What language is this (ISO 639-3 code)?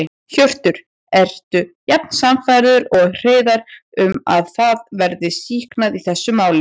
isl